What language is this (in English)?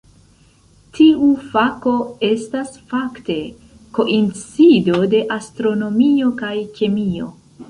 Esperanto